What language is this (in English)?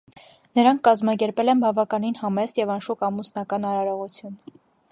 Armenian